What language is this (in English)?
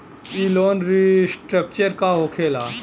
Bhojpuri